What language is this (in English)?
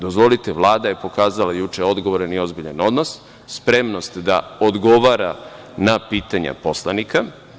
Serbian